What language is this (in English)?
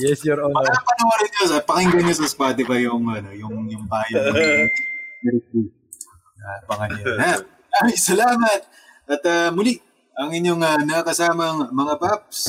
Filipino